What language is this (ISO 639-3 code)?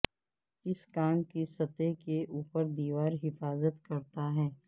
urd